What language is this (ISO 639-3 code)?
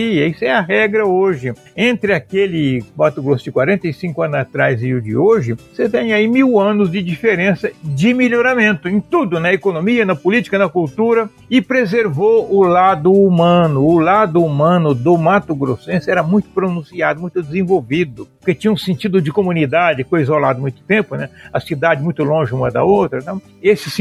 por